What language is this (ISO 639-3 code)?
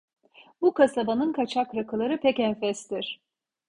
tur